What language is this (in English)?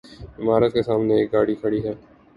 Urdu